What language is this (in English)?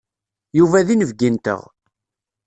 Kabyle